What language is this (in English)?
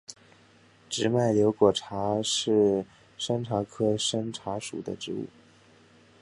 Chinese